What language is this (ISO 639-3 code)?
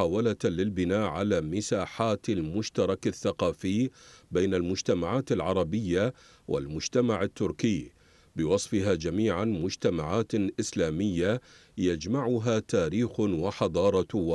ara